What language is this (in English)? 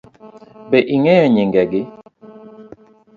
Luo (Kenya and Tanzania)